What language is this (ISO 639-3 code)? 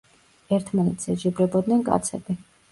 kat